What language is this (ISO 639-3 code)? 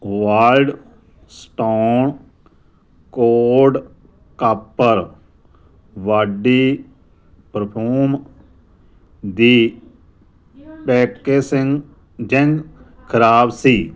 pan